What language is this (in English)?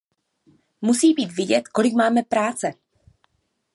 Czech